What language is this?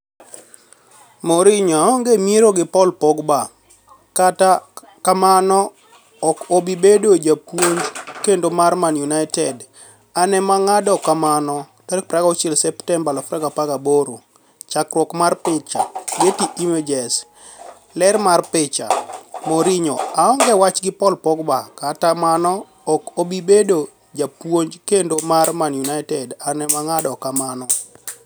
Luo (Kenya and Tanzania)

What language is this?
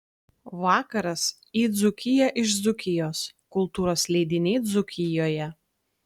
Lithuanian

